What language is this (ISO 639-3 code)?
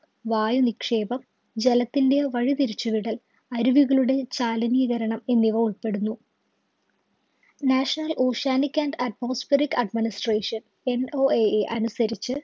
mal